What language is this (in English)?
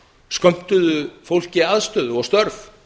Icelandic